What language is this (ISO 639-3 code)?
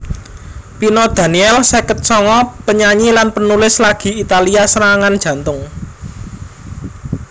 jav